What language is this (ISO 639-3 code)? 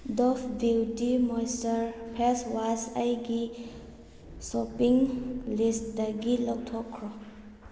mni